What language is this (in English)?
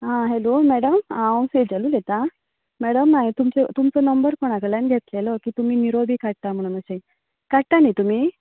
Konkani